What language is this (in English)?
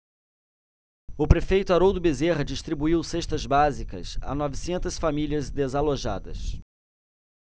Portuguese